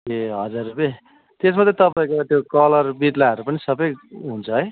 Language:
Nepali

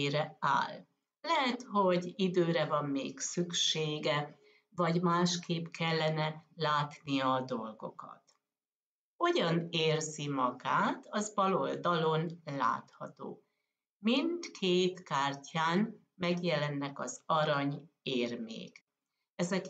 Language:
Hungarian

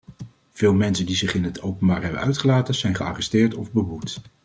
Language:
Dutch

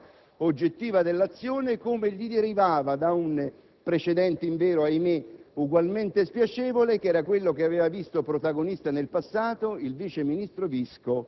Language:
Italian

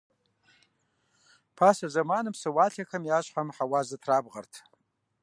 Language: Kabardian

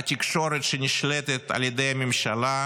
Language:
Hebrew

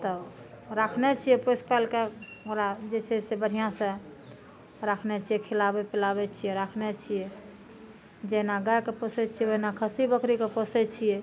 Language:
Maithili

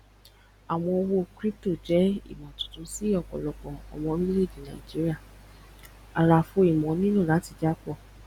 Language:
Yoruba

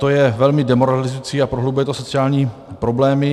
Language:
Czech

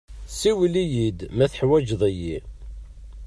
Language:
Kabyle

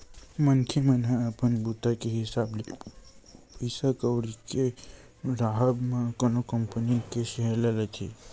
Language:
Chhattisgarhi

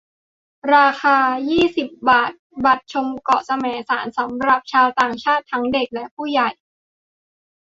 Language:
Thai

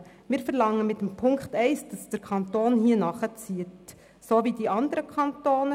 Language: Swiss German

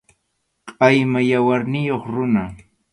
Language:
Arequipa-La Unión Quechua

